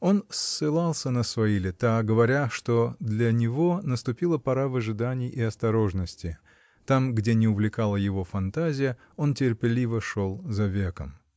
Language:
Russian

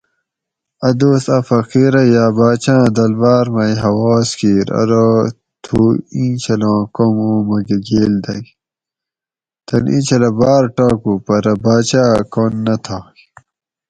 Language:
Gawri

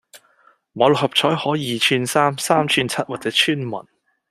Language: Cantonese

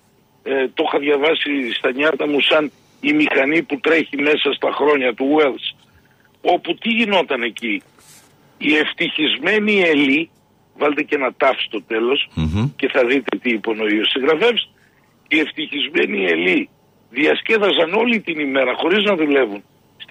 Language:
Greek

